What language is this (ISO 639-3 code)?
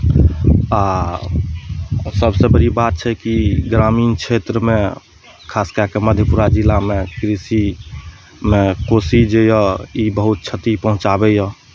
mai